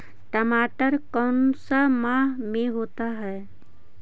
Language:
Magahi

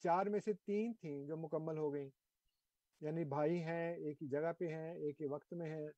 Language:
Urdu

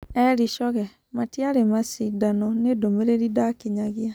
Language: Kikuyu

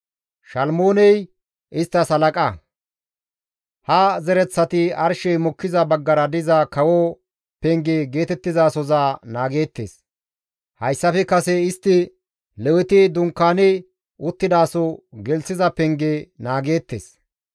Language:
Gamo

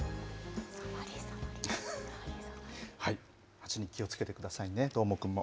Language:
Japanese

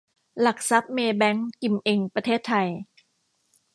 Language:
Thai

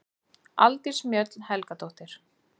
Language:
Icelandic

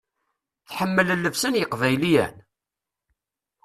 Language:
Kabyle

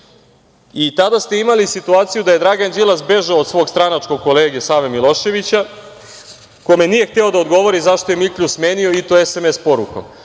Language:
Serbian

